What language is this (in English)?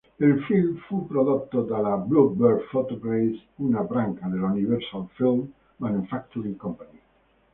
Italian